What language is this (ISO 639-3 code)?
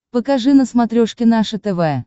rus